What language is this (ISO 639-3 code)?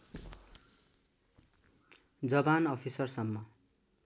nep